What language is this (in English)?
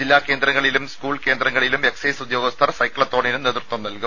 Malayalam